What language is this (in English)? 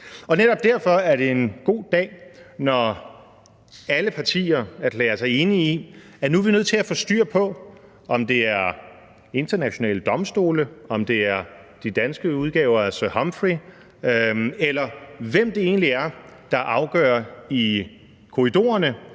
Danish